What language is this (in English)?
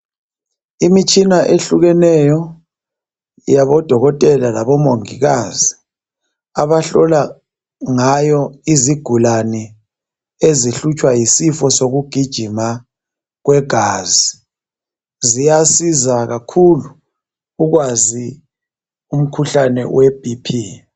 North Ndebele